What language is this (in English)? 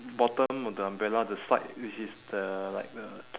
English